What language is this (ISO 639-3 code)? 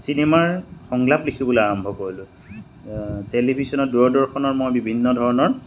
asm